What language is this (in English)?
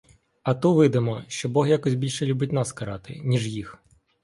Ukrainian